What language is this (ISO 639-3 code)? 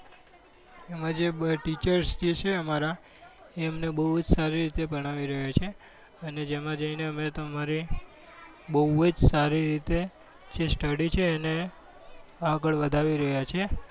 guj